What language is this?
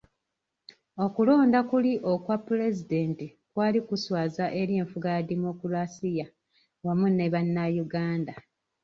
Ganda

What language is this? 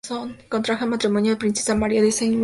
Spanish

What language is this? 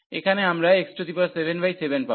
Bangla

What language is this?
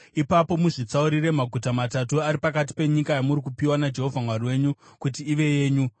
Shona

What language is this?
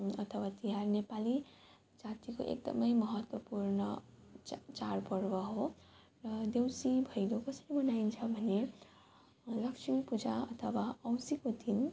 Nepali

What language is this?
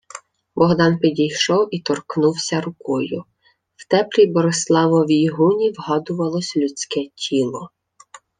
Ukrainian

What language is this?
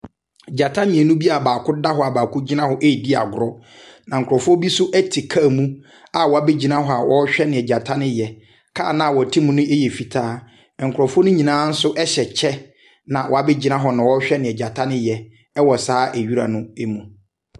Akan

